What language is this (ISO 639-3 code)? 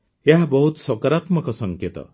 ori